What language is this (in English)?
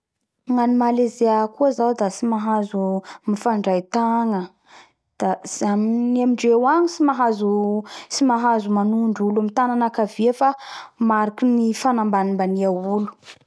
Bara Malagasy